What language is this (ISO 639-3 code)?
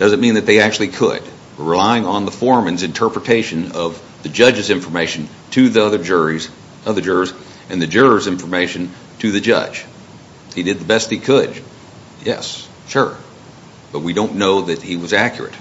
eng